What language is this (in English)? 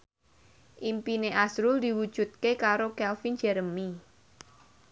Javanese